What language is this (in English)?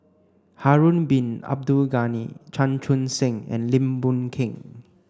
English